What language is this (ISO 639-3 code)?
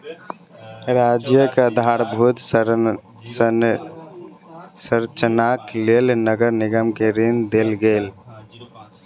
mai